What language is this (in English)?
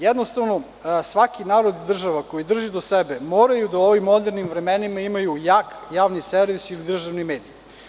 Serbian